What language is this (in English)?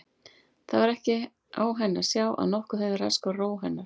Icelandic